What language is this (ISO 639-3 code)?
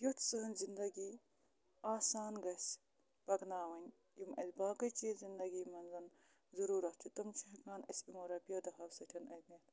kas